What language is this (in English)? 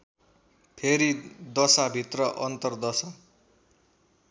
Nepali